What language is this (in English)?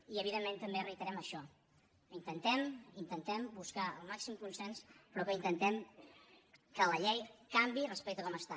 Catalan